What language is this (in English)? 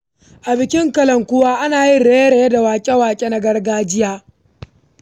Hausa